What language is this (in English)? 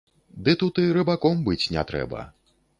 Belarusian